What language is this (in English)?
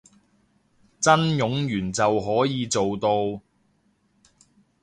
Cantonese